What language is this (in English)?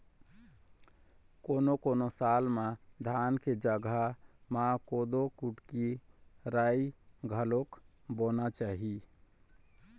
Chhattisgarhi